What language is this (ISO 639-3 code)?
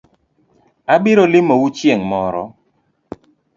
luo